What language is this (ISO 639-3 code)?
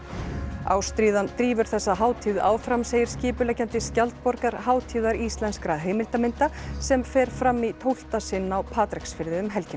isl